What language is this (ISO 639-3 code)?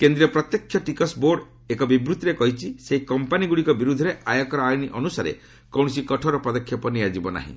ori